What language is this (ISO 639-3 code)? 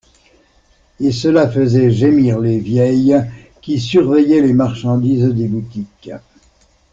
fra